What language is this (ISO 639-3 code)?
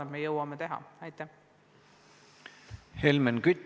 est